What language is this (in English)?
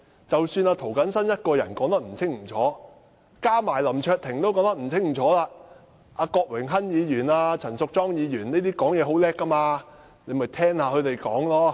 Cantonese